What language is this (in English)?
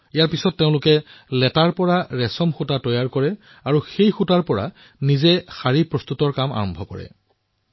Assamese